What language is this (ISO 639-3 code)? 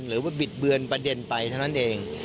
tha